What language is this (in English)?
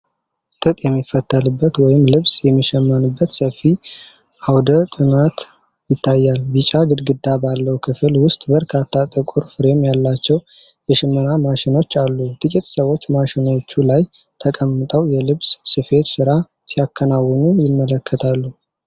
Amharic